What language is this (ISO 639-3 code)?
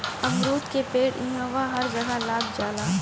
bho